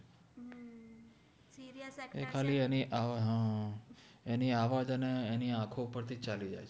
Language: Gujarati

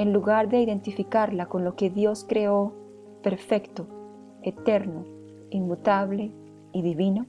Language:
Spanish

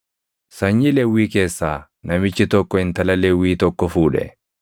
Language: Oromo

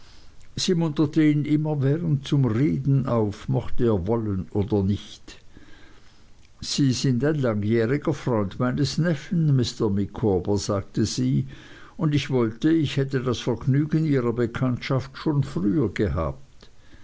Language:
German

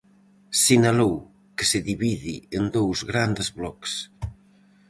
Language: Galician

